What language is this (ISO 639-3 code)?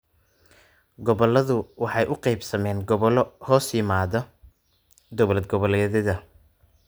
som